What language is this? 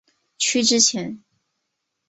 Chinese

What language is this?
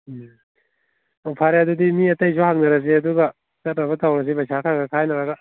Manipuri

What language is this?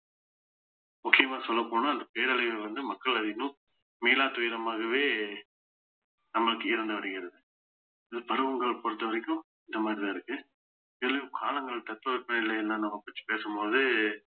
Tamil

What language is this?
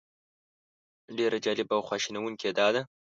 Pashto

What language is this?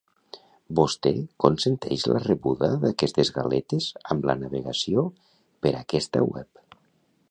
Catalan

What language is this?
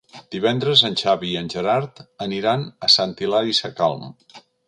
Catalan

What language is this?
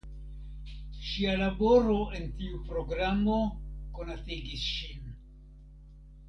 Esperanto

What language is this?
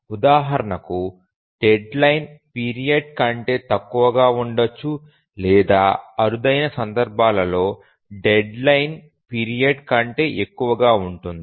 Telugu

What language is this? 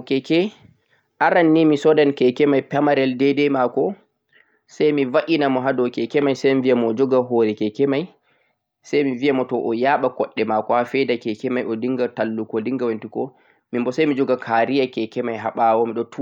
Central-Eastern Niger Fulfulde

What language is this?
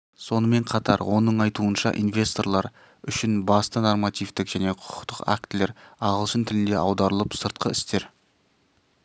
Kazakh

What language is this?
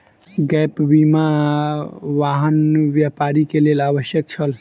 Maithili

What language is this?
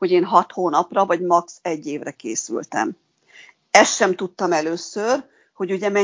Hungarian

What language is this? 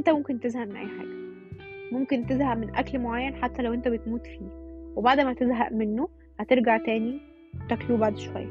Arabic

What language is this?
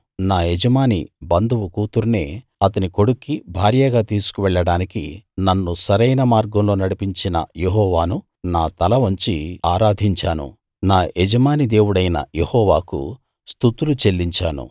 Telugu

